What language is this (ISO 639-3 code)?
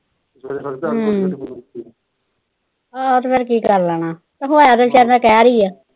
pan